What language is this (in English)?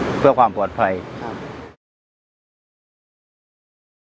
Thai